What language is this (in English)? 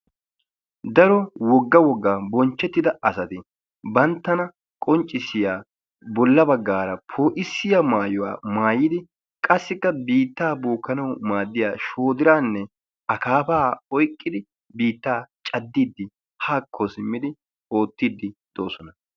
Wolaytta